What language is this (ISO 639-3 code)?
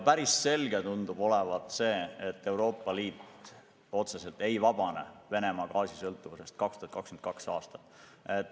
est